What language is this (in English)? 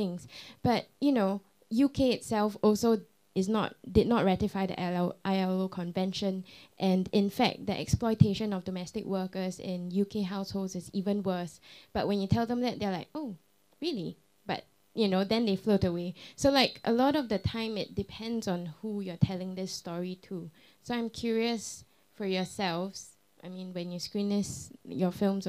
English